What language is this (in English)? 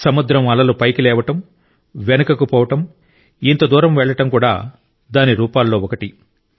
Telugu